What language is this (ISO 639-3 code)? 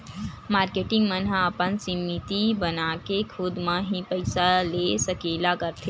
hne